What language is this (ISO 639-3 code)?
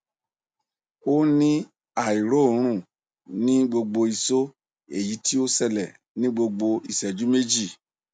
yor